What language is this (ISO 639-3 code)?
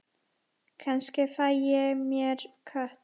isl